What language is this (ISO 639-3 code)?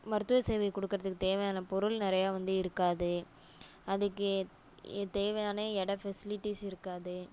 tam